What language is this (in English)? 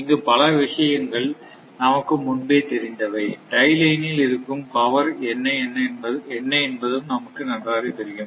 Tamil